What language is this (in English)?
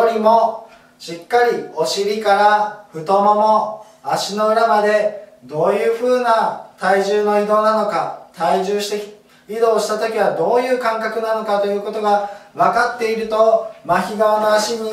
Japanese